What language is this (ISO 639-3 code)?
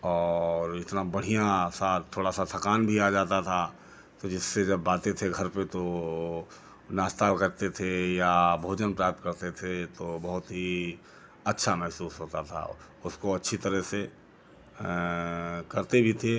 hin